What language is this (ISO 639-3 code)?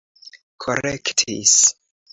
epo